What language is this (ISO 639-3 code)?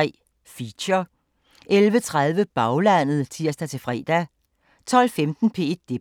dan